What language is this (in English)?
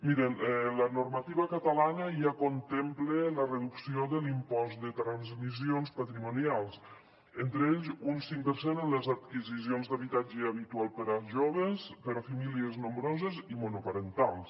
Catalan